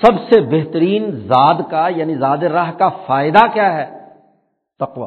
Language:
Urdu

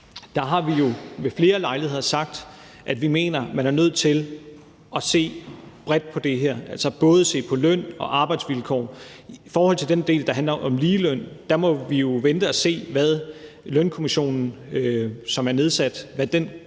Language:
Danish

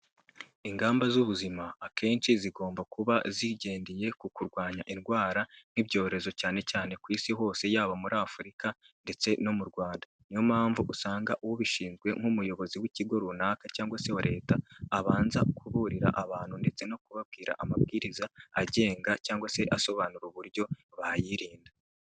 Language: Kinyarwanda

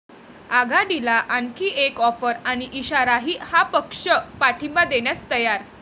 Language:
Marathi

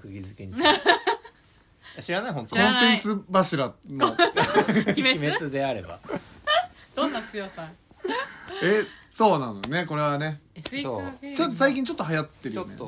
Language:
Japanese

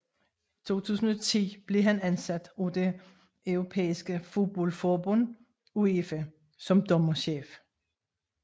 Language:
Danish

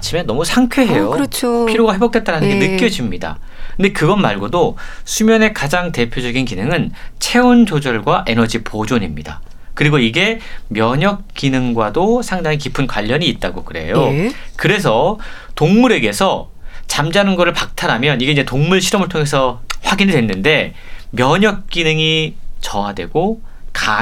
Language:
Korean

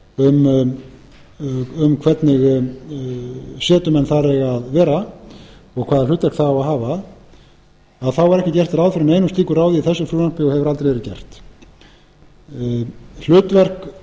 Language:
Icelandic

